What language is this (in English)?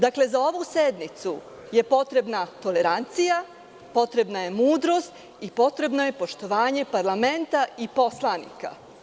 Serbian